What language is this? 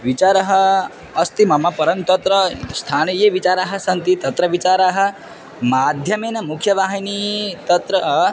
Sanskrit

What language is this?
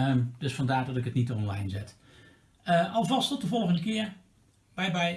Dutch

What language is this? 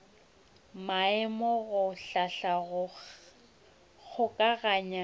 Northern Sotho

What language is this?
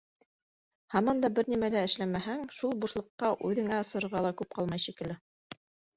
Bashkir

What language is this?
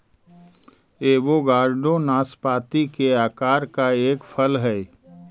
Magahi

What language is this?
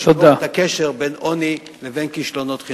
Hebrew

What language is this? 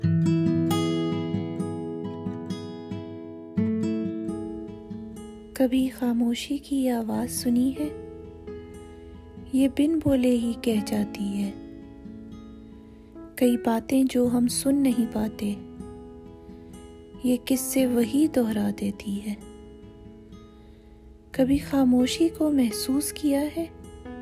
Urdu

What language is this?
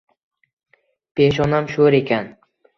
Uzbek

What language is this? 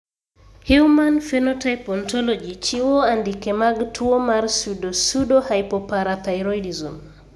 Luo (Kenya and Tanzania)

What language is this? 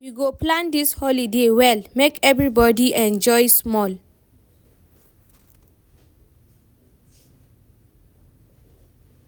Nigerian Pidgin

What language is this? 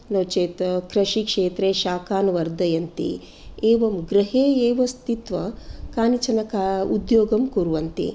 Sanskrit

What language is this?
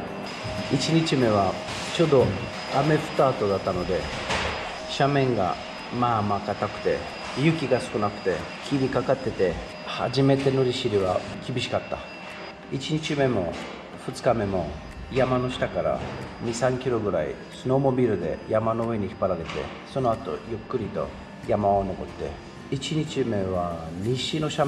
Japanese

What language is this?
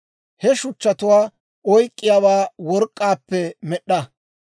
Dawro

